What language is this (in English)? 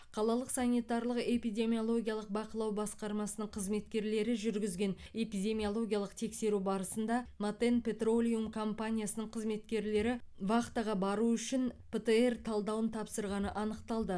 Kazakh